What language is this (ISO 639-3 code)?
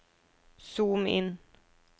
nor